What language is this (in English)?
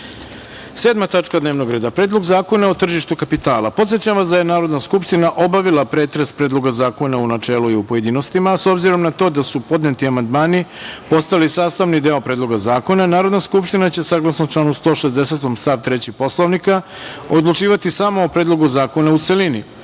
Serbian